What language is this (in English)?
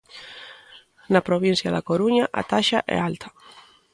Galician